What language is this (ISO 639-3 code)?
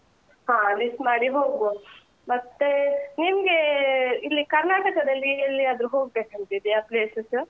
kan